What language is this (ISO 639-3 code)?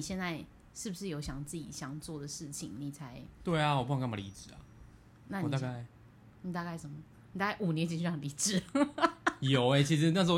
zho